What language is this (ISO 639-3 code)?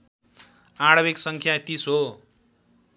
nep